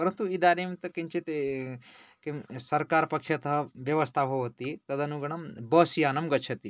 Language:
Sanskrit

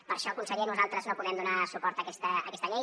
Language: Catalan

